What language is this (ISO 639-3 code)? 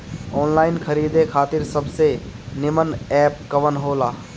bho